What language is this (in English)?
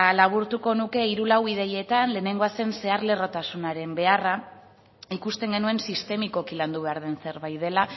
Basque